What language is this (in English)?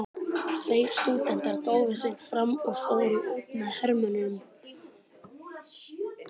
Icelandic